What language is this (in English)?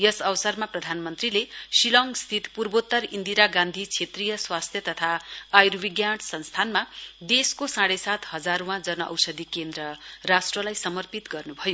Nepali